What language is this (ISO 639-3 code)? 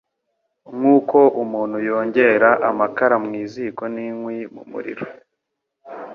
kin